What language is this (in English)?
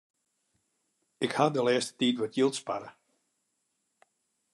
Western Frisian